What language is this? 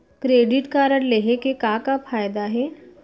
Chhattisgarhi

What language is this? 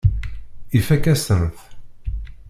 Kabyle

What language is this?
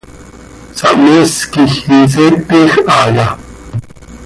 Seri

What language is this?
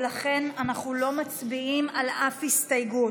Hebrew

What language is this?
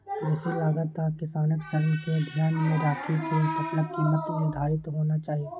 Maithili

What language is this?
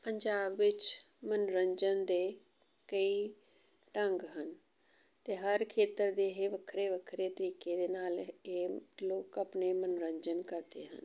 Punjabi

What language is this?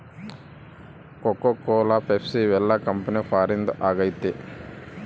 Kannada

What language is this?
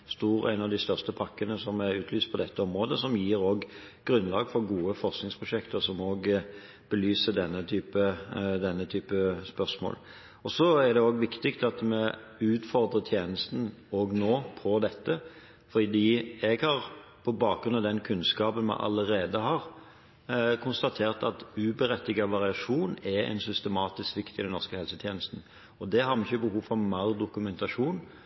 Norwegian Bokmål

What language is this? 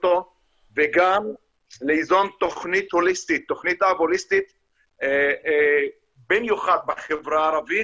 Hebrew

